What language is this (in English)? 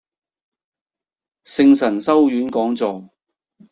Cantonese